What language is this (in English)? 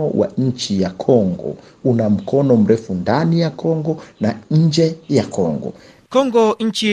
Swahili